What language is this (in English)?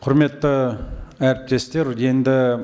Kazakh